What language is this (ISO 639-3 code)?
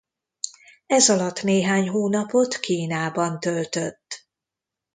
hun